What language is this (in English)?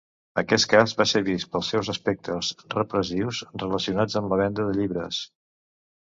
Catalan